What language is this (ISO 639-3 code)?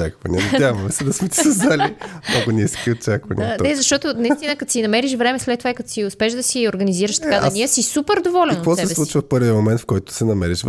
bul